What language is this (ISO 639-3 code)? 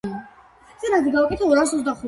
kat